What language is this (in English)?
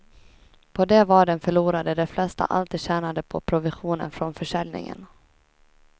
Swedish